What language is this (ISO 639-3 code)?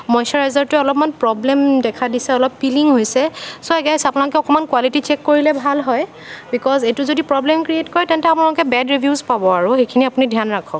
asm